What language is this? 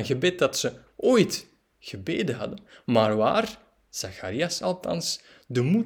Dutch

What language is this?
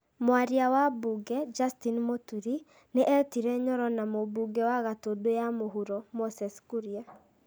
Kikuyu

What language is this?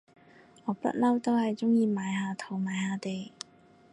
Cantonese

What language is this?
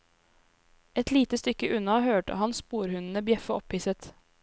Norwegian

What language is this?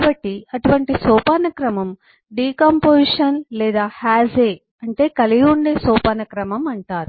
Telugu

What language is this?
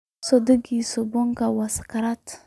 Somali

